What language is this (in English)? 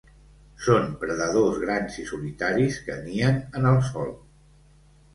Catalan